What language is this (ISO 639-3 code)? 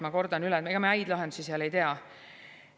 est